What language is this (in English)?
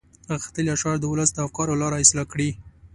Pashto